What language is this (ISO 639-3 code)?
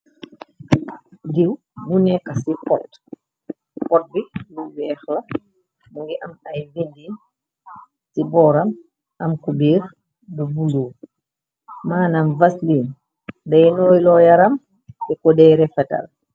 wol